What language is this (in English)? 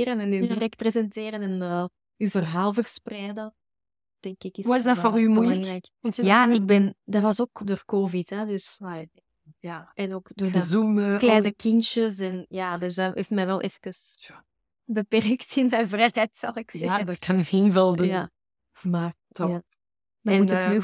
Dutch